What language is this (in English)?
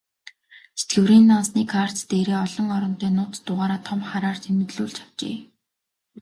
Mongolian